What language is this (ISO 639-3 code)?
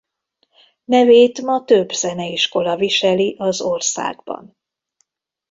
hun